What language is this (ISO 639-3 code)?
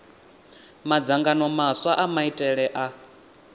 ven